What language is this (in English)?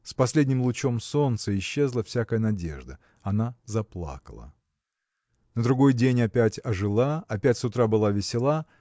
Russian